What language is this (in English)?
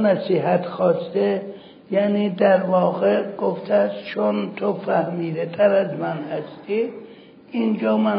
Persian